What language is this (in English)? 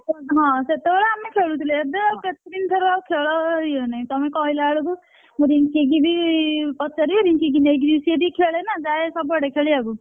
Odia